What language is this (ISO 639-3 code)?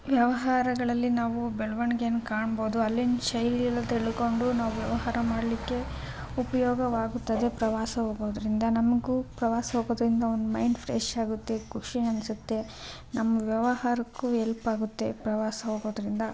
kan